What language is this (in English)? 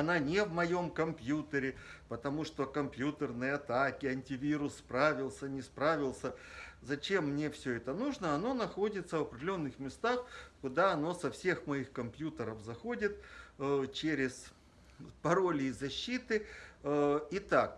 Russian